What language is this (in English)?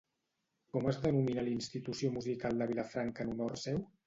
Catalan